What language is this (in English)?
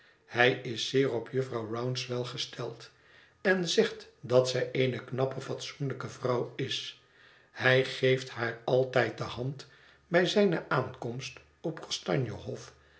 Dutch